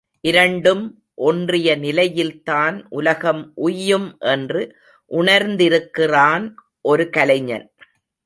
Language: Tamil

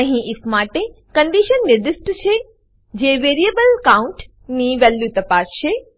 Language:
Gujarati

